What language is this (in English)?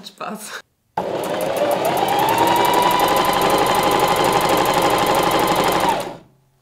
German